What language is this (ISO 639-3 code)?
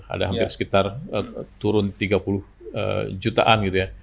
ind